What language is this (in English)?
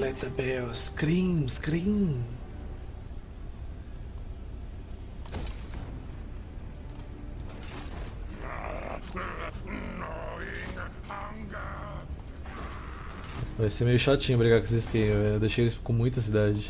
Portuguese